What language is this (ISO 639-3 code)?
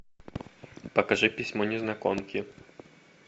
rus